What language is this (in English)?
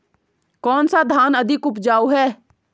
Hindi